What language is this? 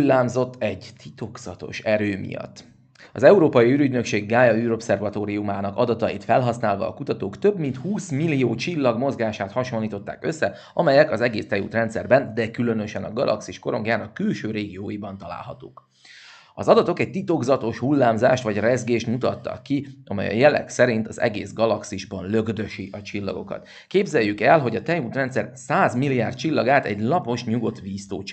Hungarian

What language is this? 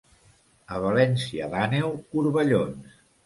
Catalan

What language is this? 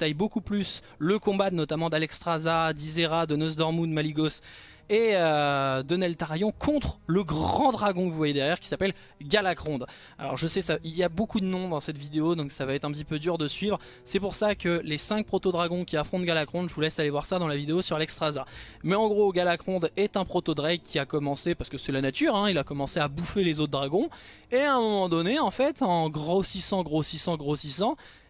French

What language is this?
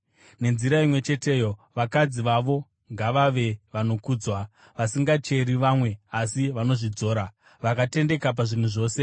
Shona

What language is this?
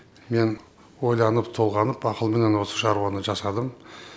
Kazakh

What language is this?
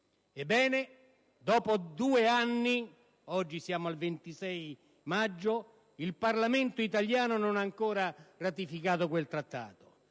Italian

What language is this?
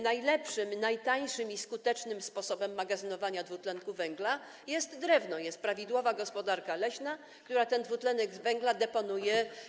Polish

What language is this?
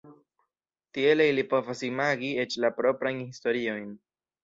Esperanto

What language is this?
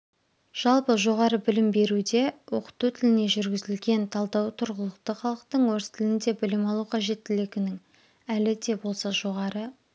Kazakh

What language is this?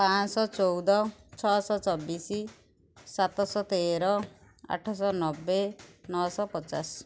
Odia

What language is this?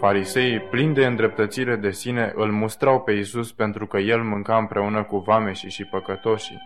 Romanian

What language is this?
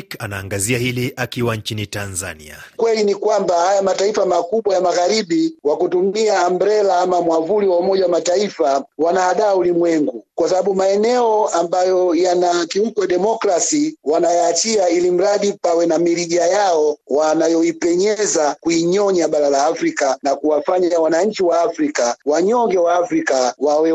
Swahili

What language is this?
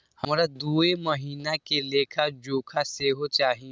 Maithili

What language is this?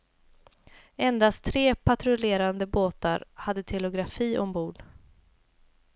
Swedish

